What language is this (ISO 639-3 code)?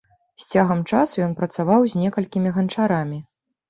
bel